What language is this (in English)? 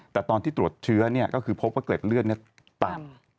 Thai